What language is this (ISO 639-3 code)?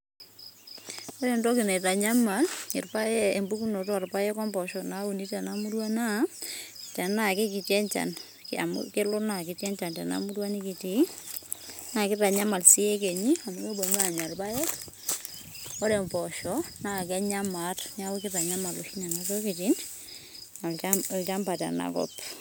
mas